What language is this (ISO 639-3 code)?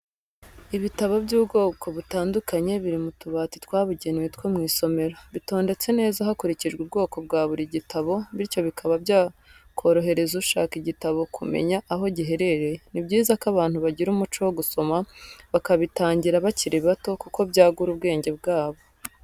kin